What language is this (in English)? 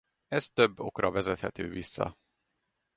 Hungarian